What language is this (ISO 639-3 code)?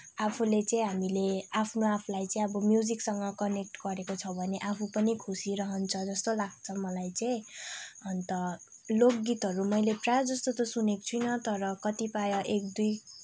nep